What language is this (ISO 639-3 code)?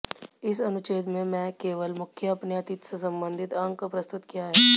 hin